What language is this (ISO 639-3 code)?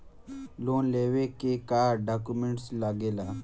bho